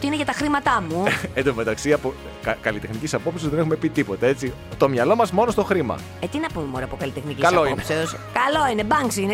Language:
Greek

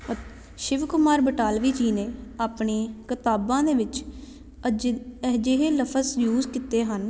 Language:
Punjabi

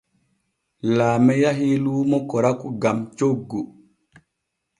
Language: Borgu Fulfulde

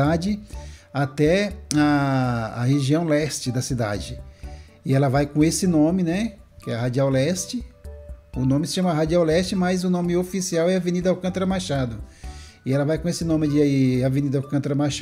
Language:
Portuguese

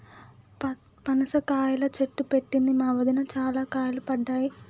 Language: Telugu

